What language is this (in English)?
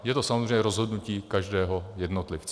Czech